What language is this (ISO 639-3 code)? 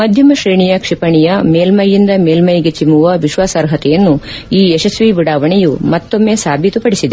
kan